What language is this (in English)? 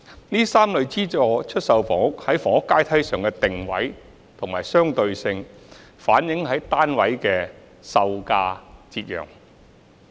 Cantonese